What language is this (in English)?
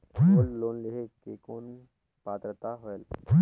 Chhattisgarhi